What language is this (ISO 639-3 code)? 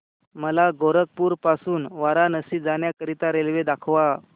mar